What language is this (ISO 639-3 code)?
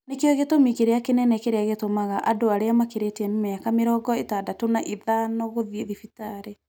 kik